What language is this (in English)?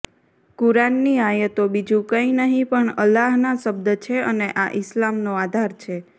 Gujarati